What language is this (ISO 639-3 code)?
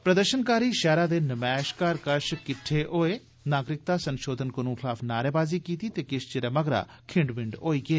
doi